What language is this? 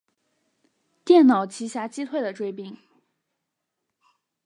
Chinese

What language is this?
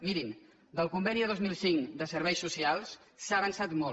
Catalan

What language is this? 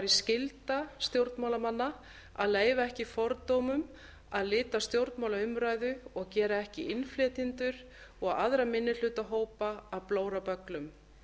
Icelandic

